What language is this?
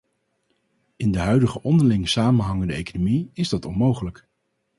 Dutch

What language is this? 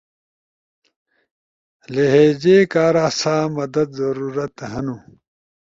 Ushojo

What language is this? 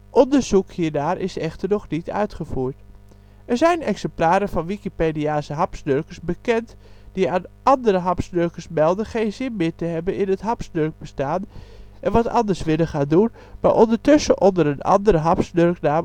Dutch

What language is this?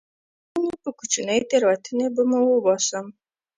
Pashto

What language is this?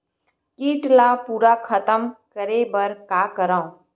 Chhattisgarhi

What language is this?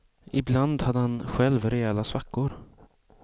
Swedish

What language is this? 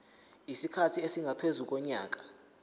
Zulu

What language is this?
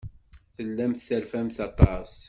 Kabyle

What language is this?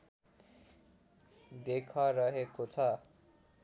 Nepali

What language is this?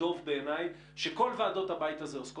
Hebrew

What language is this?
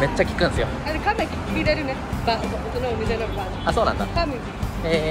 Japanese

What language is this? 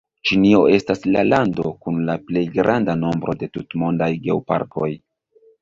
Esperanto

